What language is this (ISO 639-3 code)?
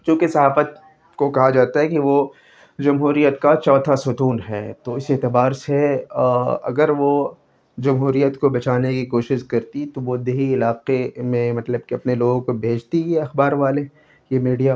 urd